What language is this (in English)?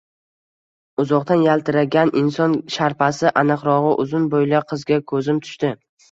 Uzbek